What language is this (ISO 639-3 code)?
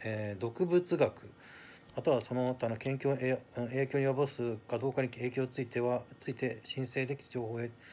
jpn